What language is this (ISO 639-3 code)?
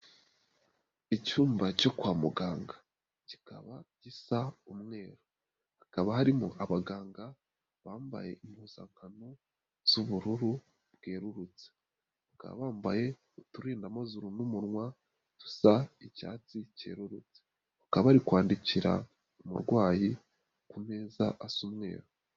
kin